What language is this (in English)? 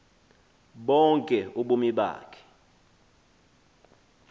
Xhosa